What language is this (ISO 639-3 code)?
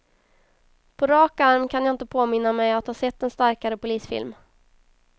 swe